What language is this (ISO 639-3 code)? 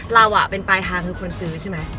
tha